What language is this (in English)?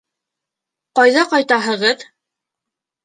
Bashkir